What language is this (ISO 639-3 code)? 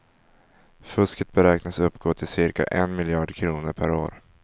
swe